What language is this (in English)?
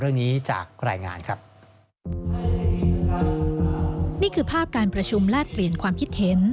Thai